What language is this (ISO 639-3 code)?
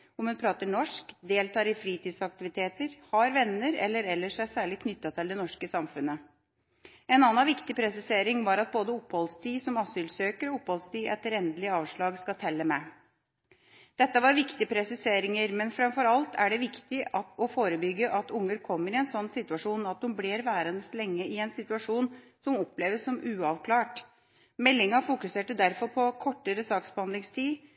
nob